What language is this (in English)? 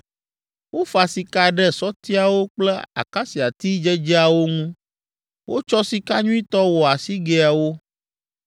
Ewe